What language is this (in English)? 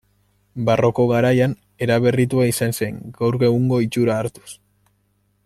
Basque